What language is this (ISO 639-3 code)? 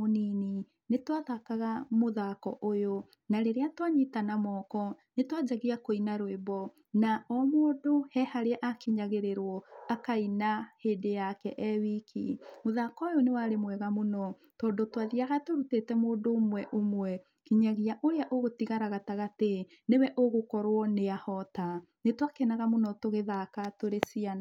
kik